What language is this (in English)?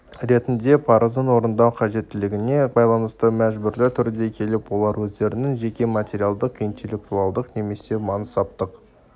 Kazakh